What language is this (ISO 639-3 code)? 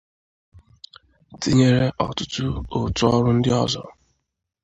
ibo